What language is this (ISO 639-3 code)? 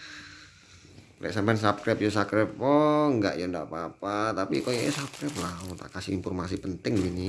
ind